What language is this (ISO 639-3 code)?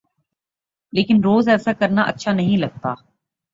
urd